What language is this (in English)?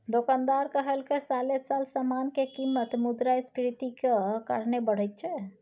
Maithili